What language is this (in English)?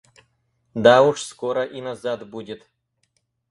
Russian